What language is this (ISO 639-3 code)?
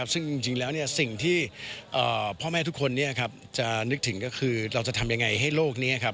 tha